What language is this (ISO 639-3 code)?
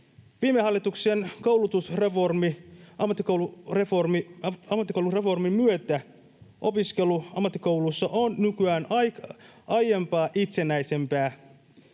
fin